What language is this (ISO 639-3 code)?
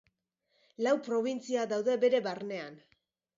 eus